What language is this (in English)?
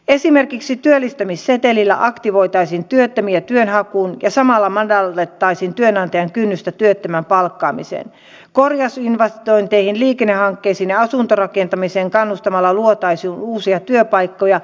Finnish